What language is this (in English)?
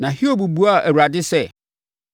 Akan